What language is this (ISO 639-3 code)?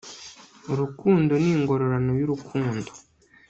kin